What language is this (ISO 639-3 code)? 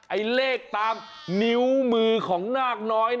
tha